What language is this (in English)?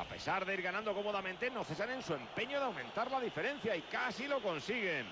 Spanish